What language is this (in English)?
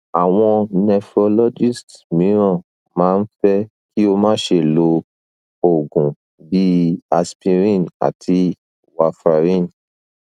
Yoruba